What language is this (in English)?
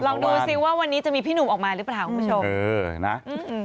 Thai